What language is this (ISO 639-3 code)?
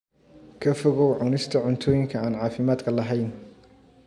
som